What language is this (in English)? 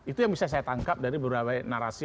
Indonesian